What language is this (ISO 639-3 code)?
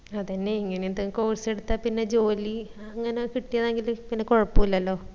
mal